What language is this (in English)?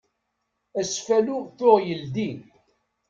Kabyle